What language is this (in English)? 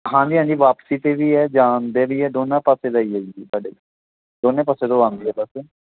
Punjabi